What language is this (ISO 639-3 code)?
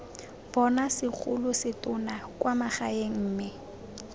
tsn